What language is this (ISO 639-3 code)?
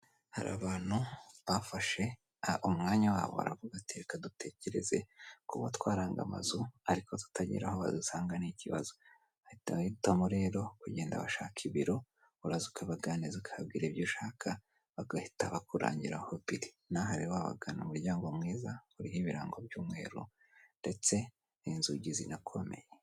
kin